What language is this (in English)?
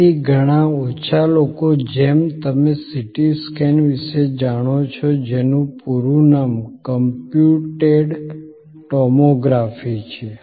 Gujarati